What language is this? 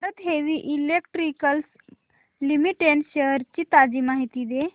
Marathi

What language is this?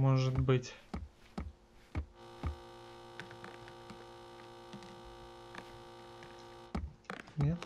Russian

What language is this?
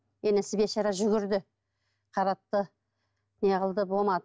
Kazakh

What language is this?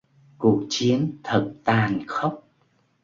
Vietnamese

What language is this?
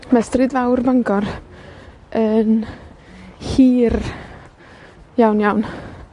Welsh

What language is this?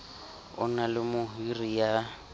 Southern Sotho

